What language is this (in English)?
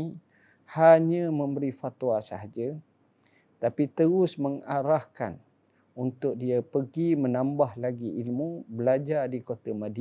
Malay